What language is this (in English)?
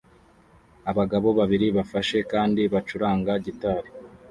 Kinyarwanda